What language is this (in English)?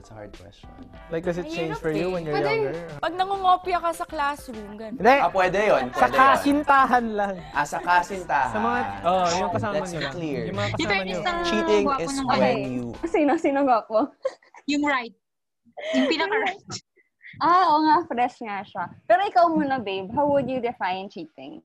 Filipino